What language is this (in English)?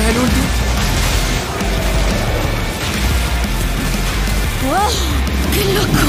Spanish